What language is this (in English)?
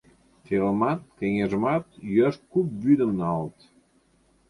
Mari